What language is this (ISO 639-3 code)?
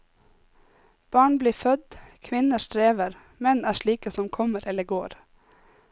nor